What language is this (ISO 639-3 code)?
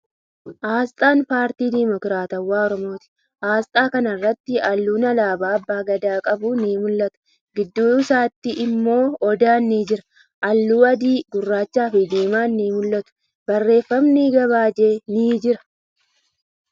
orm